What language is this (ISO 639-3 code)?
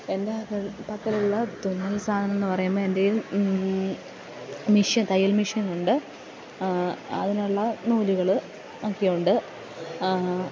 mal